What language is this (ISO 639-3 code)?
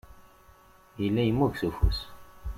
kab